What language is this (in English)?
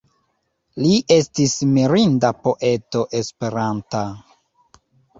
Esperanto